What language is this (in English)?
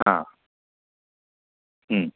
Marathi